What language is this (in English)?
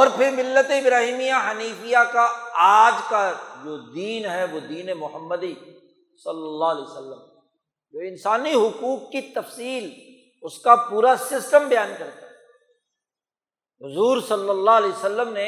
Urdu